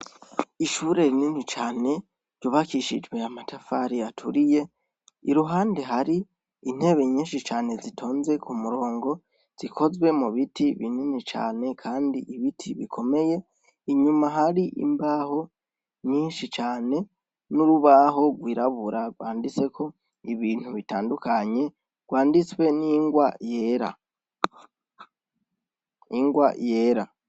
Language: Rundi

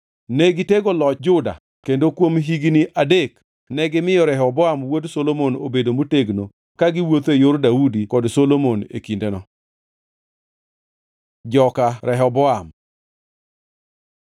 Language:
Luo (Kenya and Tanzania)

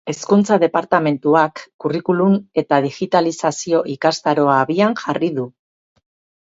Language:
Basque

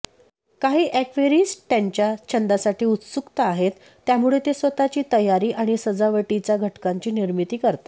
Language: Marathi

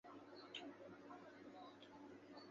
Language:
Chinese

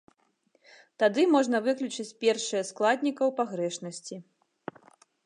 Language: Belarusian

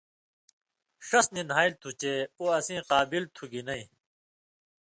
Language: Indus Kohistani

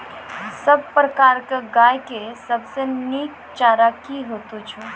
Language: Maithili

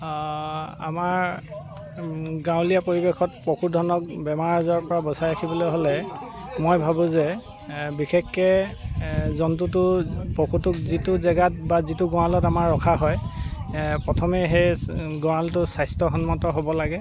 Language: Assamese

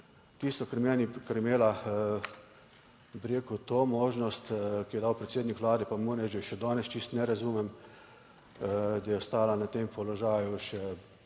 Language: Slovenian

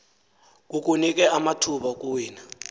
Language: Xhosa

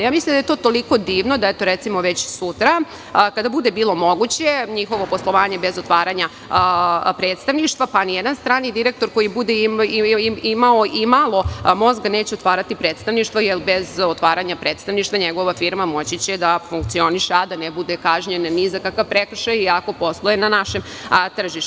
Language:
Serbian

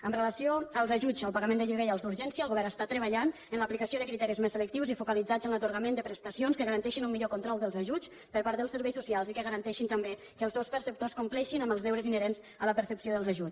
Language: Catalan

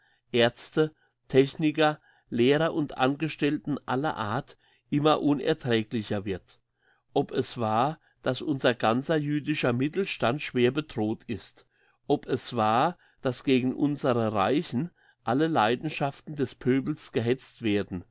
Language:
German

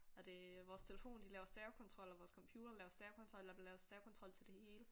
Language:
Danish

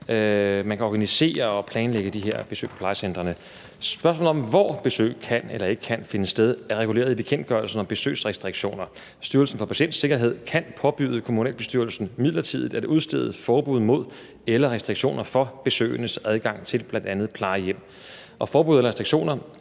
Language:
Danish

